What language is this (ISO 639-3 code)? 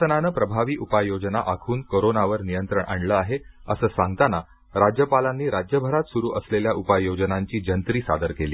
mar